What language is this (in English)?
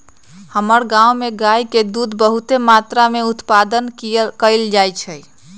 Magahi